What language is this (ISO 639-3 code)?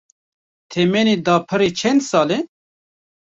kur